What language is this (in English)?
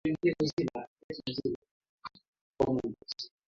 Swahili